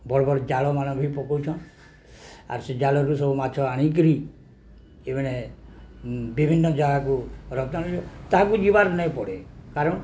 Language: Odia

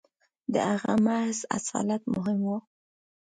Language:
Pashto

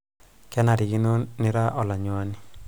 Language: Masai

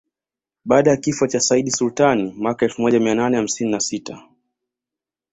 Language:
Swahili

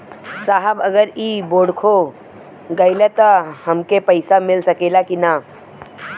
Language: Bhojpuri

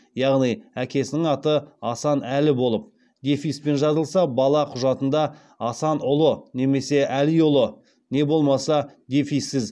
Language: Kazakh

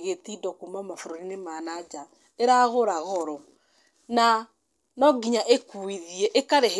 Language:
Kikuyu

